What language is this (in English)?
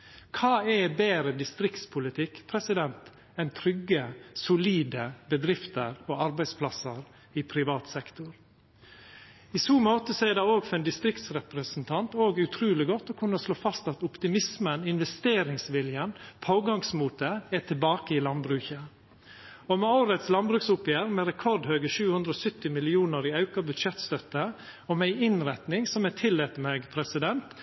Norwegian Nynorsk